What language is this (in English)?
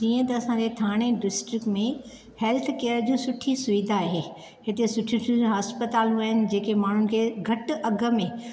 Sindhi